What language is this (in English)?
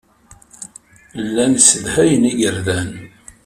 Kabyle